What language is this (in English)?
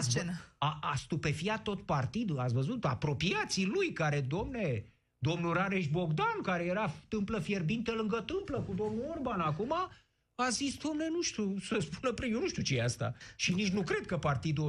Romanian